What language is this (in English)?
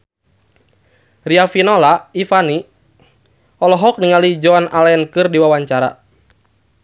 Sundanese